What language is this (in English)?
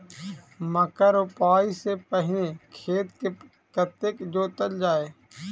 Maithili